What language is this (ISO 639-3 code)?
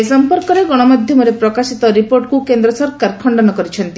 ori